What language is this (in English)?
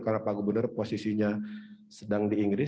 Indonesian